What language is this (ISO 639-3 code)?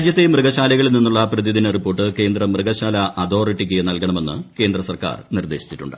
mal